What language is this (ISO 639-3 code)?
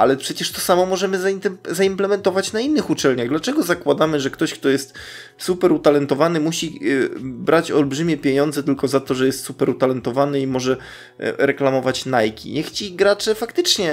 pol